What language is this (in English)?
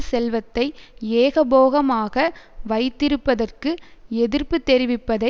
Tamil